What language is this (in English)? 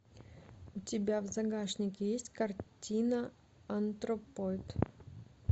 Russian